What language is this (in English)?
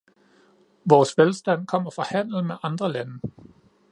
Danish